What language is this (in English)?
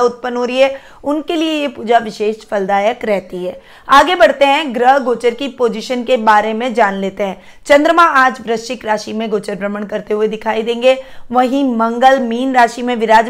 Hindi